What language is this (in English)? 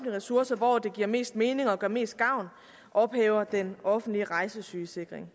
Danish